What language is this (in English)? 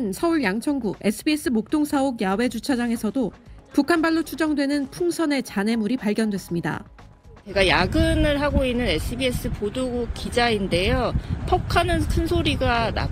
Korean